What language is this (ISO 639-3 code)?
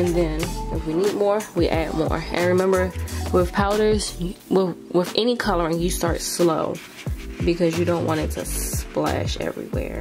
eng